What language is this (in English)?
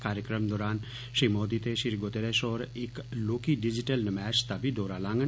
Dogri